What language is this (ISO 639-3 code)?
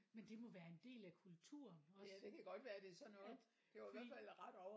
dan